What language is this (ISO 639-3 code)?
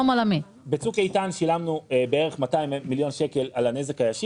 heb